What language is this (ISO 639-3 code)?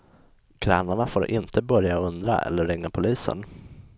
swe